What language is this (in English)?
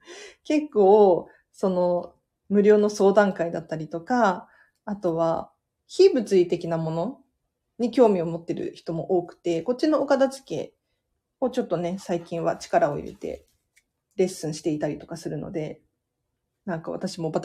Japanese